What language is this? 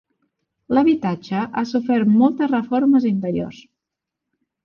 Catalan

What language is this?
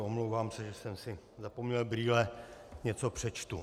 Czech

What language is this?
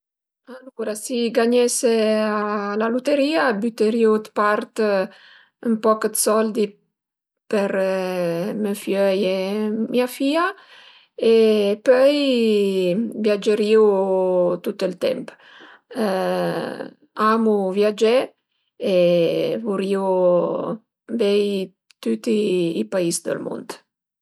Piedmontese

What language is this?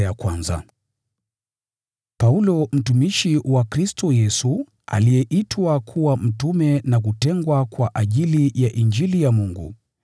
Swahili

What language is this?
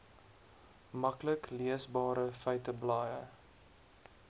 Afrikaans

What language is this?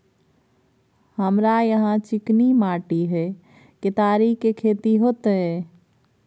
Maithili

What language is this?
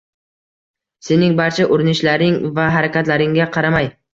Uzbek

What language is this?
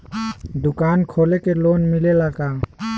Bhojpuri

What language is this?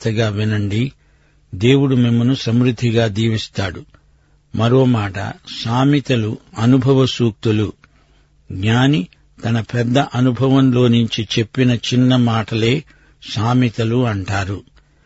Telugu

